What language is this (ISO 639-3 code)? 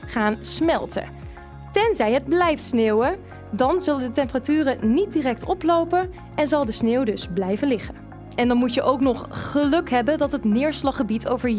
nld